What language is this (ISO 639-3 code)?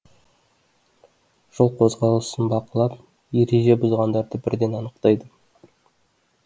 kaz